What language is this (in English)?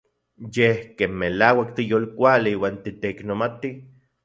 Central Puebla Nahuatl